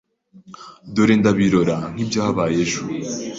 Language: Kinyarwanda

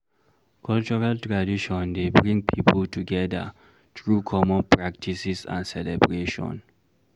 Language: Nigerian Pidgin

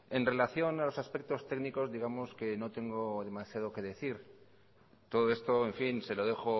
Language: Spanish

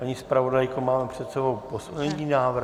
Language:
Czech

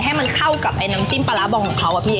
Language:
Thai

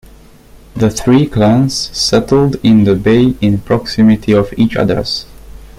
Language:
English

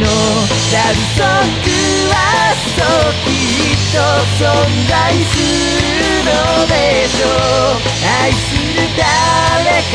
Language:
Arabic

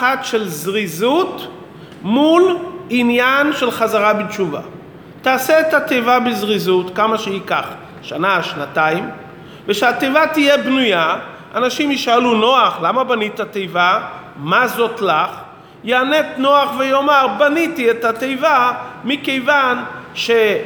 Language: Hebrew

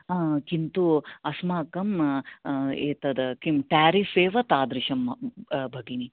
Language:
Sanskrit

